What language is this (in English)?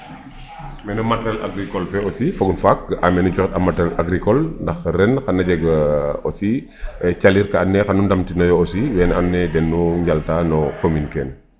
Serer